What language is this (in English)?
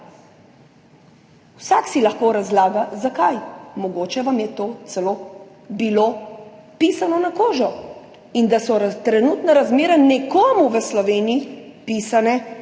Slovenian